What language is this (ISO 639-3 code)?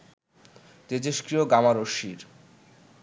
ben